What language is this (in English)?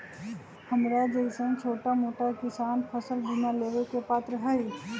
Magahi